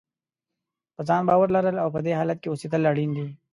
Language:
Pashto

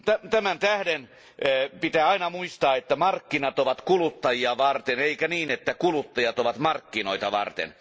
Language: Finnish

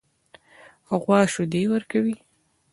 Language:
Pashto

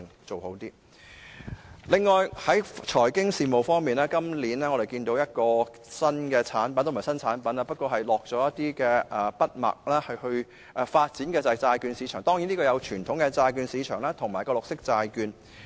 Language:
Cantonese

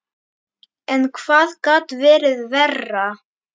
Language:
Icelandic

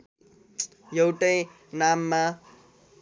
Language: Nepali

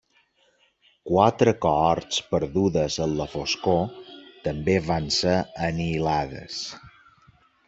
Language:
Catalan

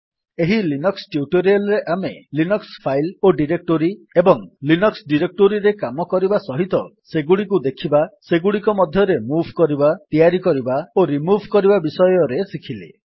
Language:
Odia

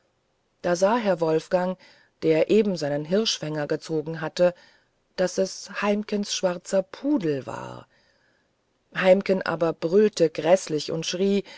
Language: German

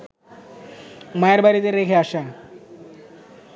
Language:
Bangla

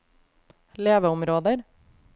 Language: Norwegian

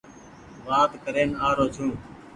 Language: Goaria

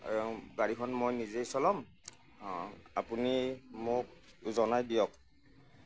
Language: Assamese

